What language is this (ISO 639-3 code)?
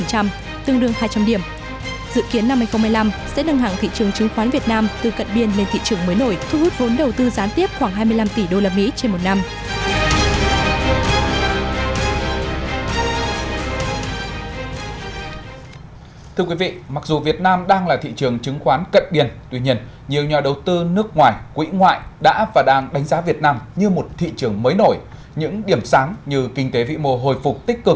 vie